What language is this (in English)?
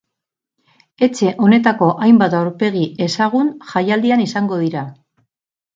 Basque